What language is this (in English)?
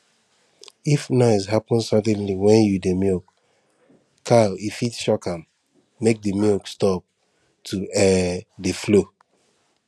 Nigerian Pidgin